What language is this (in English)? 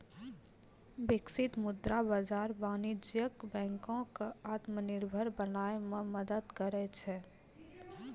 Maithili